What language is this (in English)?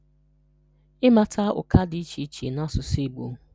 Igbo